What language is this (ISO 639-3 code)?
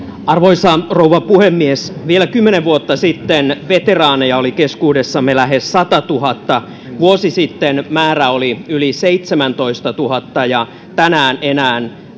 fin